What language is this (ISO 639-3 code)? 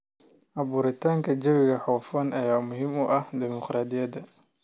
som